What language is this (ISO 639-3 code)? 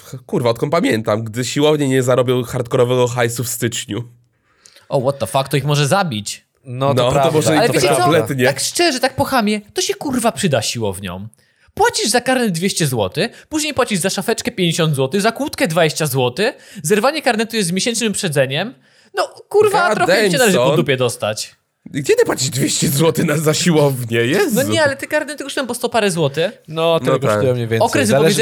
pol